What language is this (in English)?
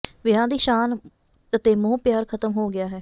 Punjabi